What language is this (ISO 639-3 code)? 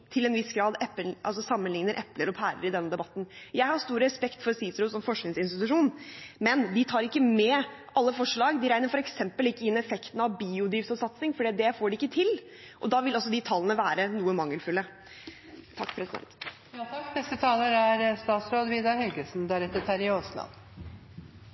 nob